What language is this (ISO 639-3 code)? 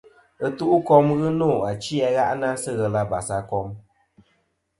bkm